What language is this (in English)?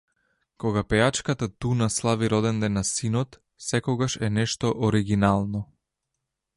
Macedonian